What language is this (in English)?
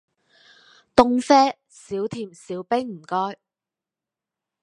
Cantonese